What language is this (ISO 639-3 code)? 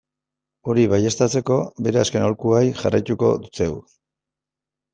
eus